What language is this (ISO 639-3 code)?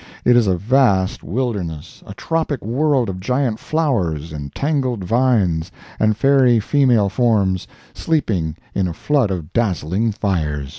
eng